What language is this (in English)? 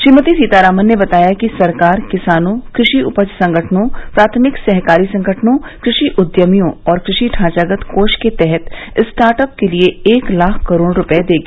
Hindi